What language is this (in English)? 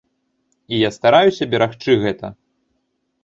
Belarusian